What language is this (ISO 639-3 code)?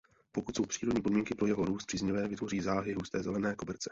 ces